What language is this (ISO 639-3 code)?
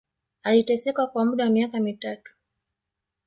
swa